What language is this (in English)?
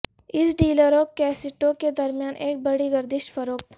Urdu